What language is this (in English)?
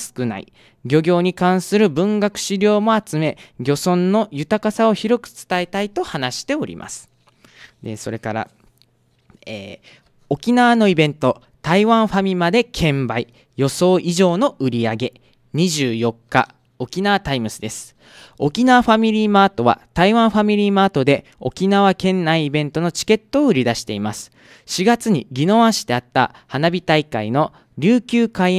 Japanese